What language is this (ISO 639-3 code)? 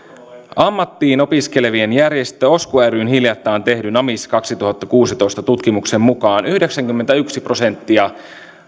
fin